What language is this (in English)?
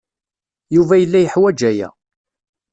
Kabyle